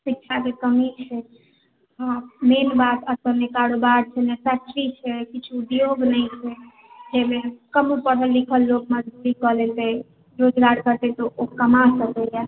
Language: Maithili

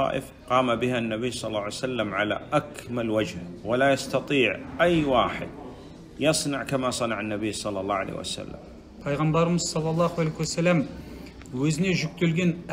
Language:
Arabic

